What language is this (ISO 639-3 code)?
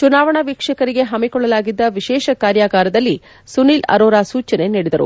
kan